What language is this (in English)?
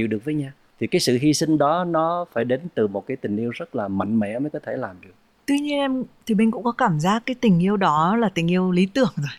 Vietnamese